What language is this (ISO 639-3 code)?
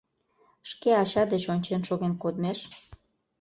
chm